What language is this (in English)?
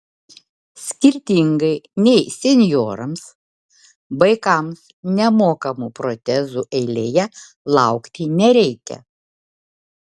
Lithuanian